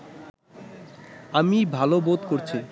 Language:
Bangla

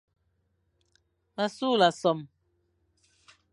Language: Fang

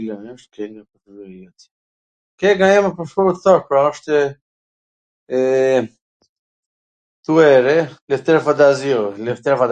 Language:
Gheg Albanian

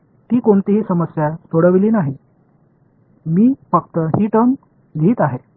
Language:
Marathi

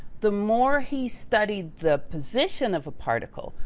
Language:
English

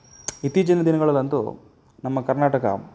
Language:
Kannada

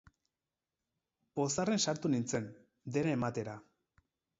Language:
Basque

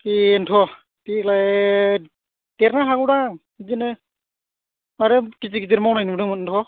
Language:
Bodo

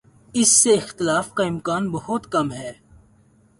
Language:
Urdu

